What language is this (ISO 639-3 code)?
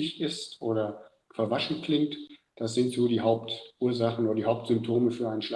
deu